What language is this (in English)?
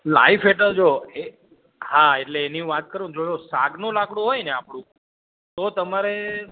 Gujarati